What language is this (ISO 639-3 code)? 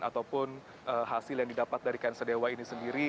ind